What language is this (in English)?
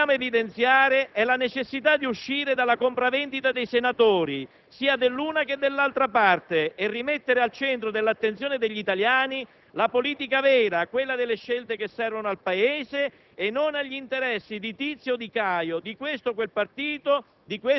Italian